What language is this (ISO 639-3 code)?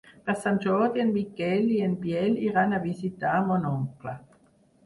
cat